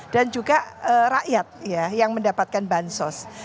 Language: Indonesian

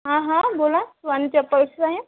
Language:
Marathi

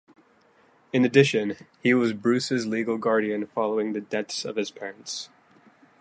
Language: English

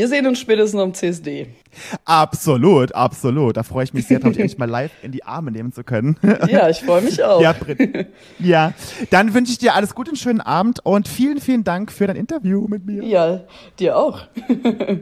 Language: German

